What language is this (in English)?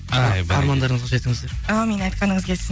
Kazakh